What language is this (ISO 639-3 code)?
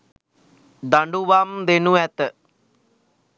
sin